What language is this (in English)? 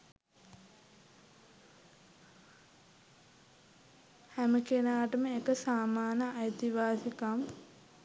Sinhala